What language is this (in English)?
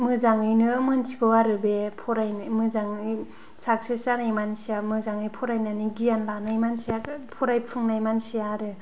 Bodo